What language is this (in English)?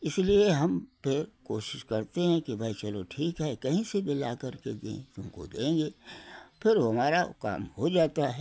Hindi